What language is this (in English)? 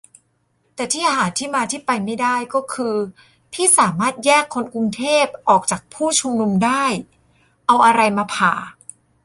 Thai